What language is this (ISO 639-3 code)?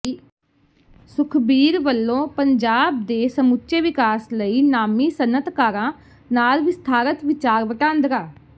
pan